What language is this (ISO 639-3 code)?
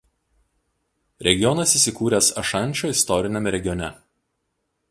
lit